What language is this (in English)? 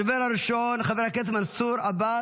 Hebrew